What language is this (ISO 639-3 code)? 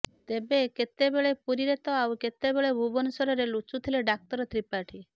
ori